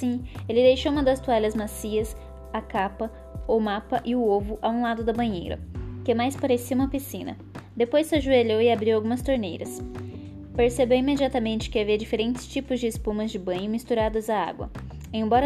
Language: Portuguese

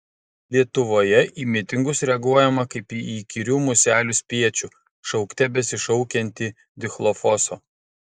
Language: Lithuanian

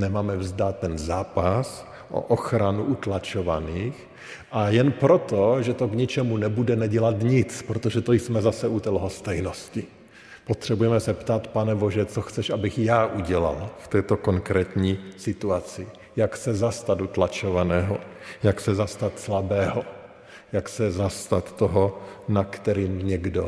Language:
Czech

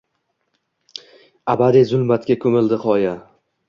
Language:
Uzbek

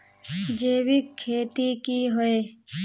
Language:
Magahi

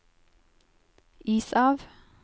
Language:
Norwegian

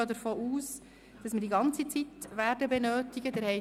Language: Swiss German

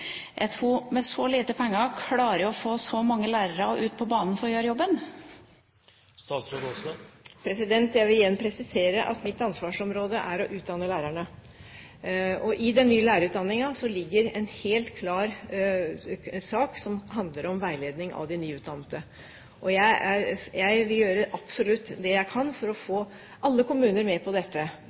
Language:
Norwegian Bokmål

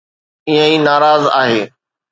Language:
Sindhi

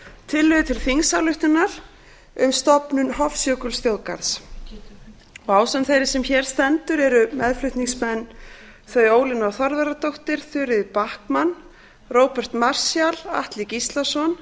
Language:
Icelandic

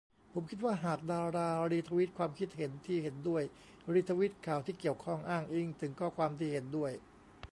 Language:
Thai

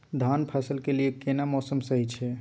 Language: Maithili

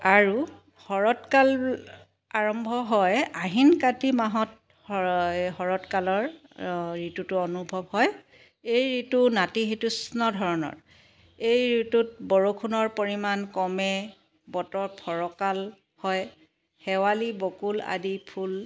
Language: Assamese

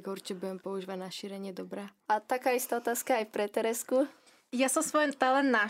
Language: Slovak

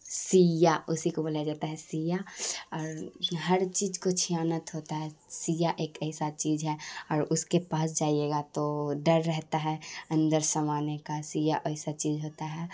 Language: Urdu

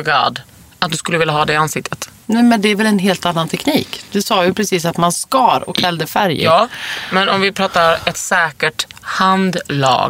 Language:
Swedish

